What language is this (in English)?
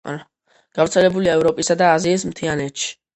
Georgian